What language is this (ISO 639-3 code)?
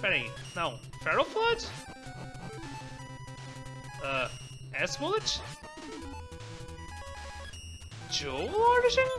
por